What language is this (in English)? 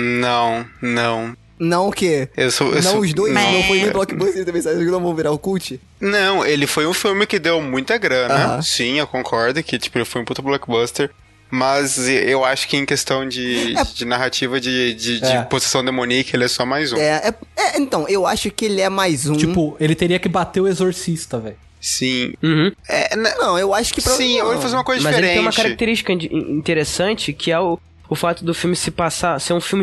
Portuguese